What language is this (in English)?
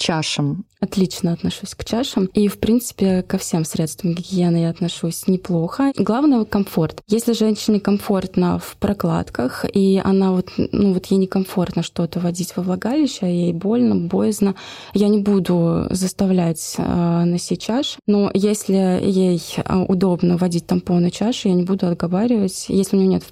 Russian